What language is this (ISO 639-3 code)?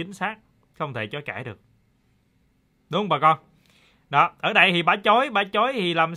vie